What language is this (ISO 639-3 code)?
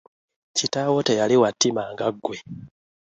lug